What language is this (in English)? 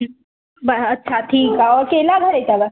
Sindhi